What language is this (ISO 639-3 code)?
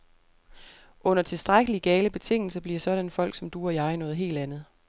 dan